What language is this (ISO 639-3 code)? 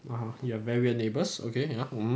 eng